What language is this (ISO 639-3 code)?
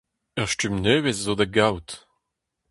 bre